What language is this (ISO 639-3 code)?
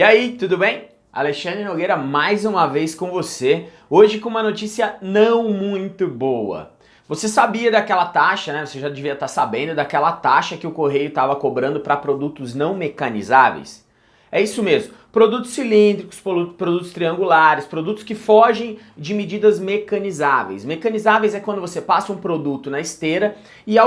por